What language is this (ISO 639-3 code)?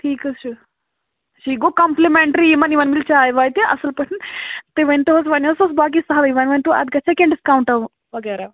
kas